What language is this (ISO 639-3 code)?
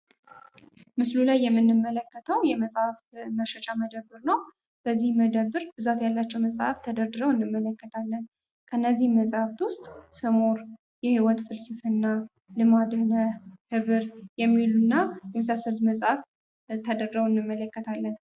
amh